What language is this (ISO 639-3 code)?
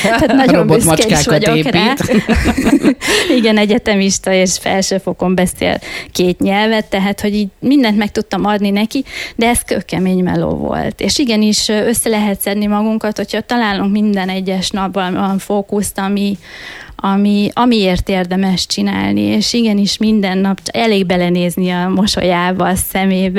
hun